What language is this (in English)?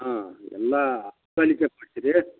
Kannada